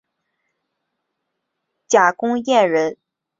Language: Chinese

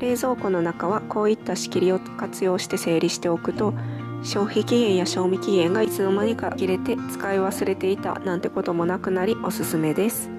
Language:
Japanese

